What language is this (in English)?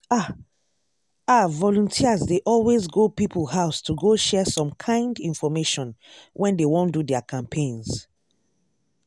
Nigerian Pidgin